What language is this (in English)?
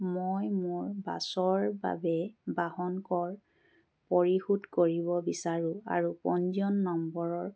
Assamese